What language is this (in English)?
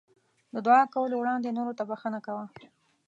Pashto